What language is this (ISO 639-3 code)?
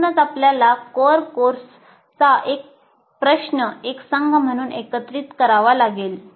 mar